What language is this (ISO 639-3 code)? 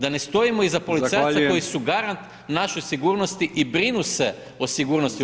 hrv